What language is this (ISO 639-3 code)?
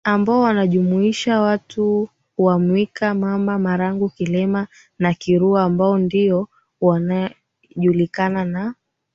swa